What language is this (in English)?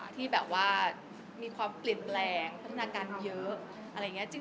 Thai